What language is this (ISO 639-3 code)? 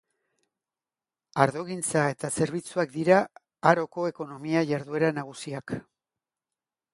eus